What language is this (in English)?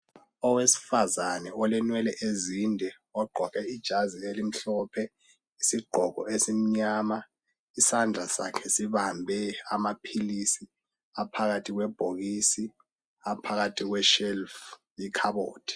North Ndebele